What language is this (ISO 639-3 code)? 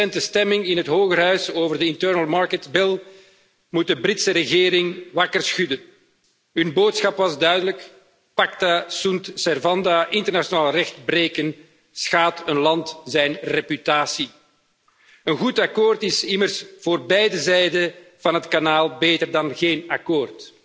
nld